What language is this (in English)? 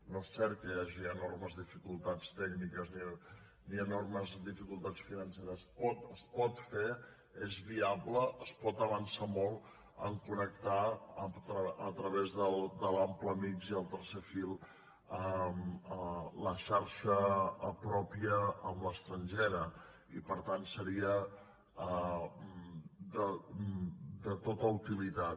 Catalan